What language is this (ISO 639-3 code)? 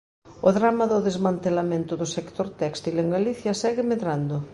glg